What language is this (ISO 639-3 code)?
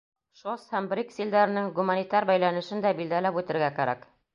bak